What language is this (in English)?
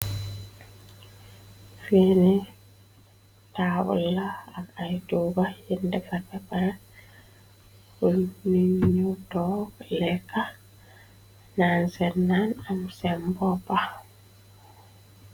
Wolof